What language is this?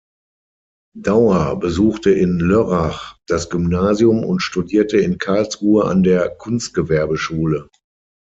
German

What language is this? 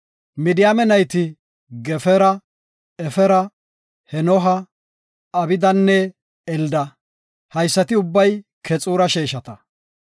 Gofa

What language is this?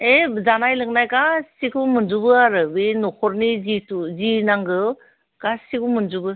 Bodo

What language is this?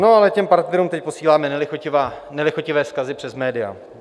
Czech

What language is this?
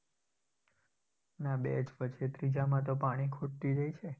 Gujarati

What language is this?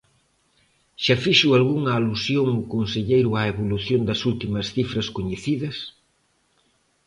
Galician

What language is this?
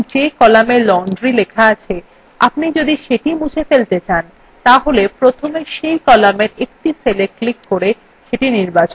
Bangla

